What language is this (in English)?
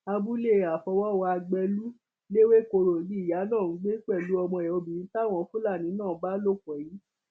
Yoruba